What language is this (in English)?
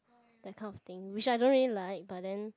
English